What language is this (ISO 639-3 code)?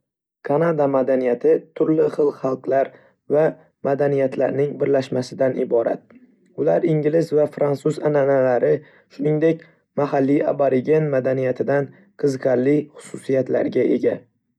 uzb